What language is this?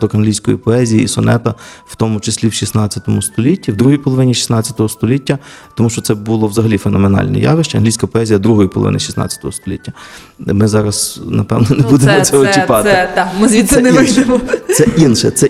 Ukrainian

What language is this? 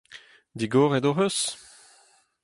Breton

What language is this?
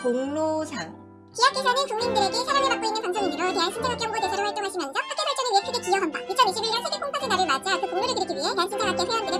Korean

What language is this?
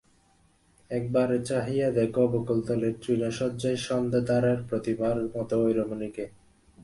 Bangla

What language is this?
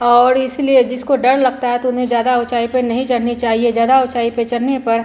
Hindi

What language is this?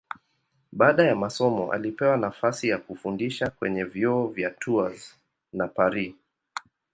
Swahili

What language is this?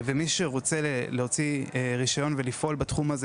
Hebrew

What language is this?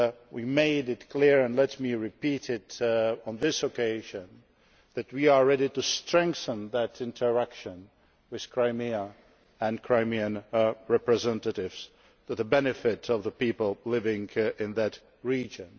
English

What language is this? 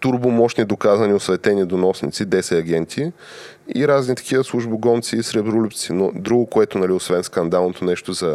Bulgarian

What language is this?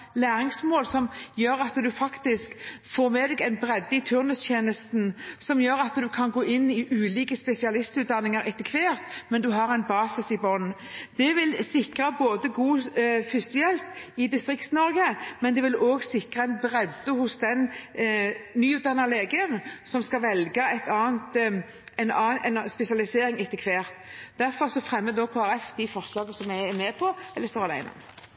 Norwegian Bokmål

